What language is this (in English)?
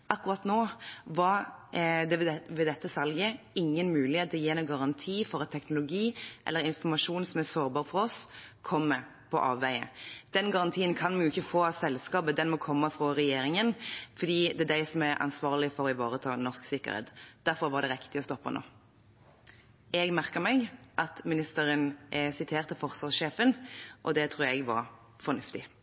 Norwegian Bokmål